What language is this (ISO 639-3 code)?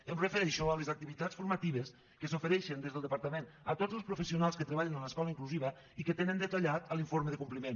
cat